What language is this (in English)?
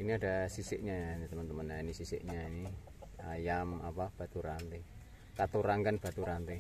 Indonesian